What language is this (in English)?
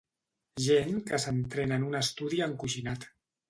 Catalan